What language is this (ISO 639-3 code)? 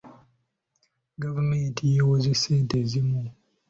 lug